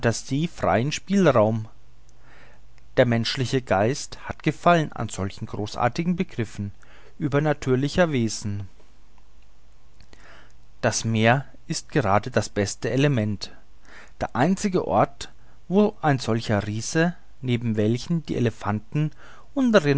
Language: German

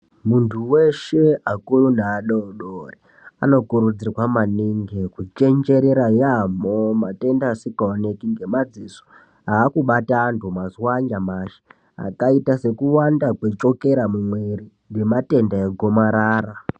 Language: Ndau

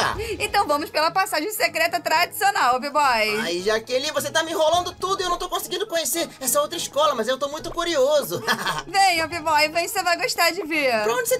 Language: Portuguese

